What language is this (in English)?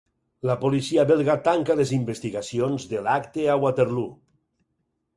Catalan